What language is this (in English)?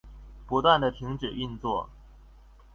Chinese